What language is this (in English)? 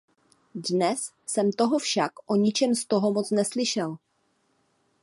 Czech